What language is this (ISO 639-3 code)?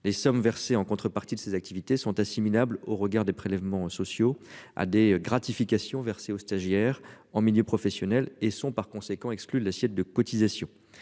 fra